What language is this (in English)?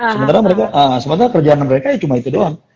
Indonesian